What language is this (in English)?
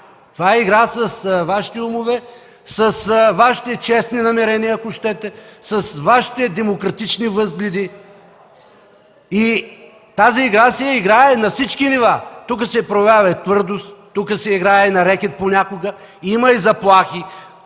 Bulgarian